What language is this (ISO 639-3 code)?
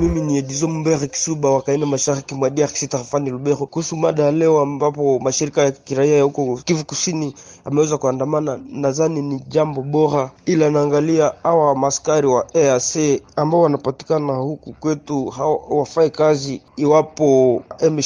swa